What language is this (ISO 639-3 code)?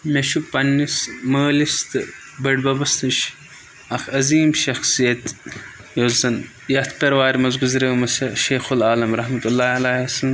kas